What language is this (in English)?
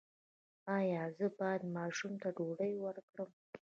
Pashto